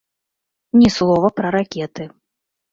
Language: Belarusian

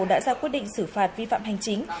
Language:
Vietnamese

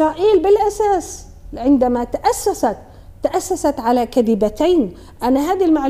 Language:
Arabic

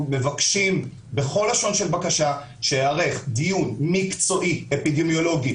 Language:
Hebrew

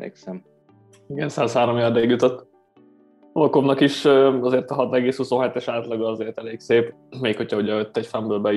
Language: Hungarian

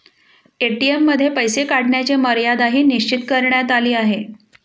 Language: Marathi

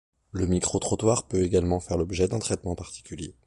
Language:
French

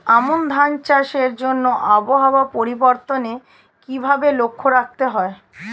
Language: Bangla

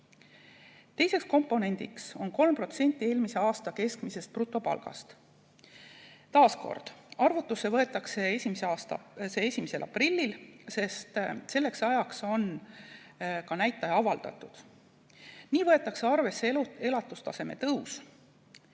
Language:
Estonian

